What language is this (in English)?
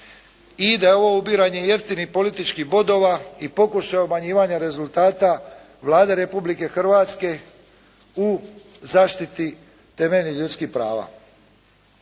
Croatian